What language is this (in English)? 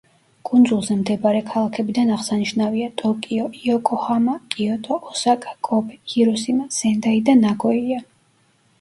Georgian